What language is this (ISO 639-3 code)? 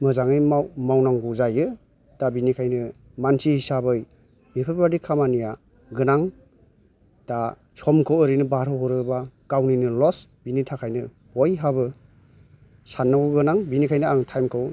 brx